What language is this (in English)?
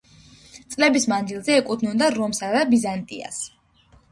Georgian